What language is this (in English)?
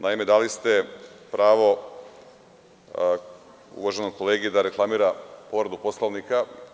Serbian